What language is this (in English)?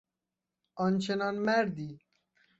Persian